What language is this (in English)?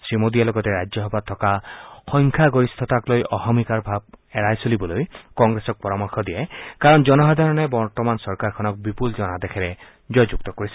Assamese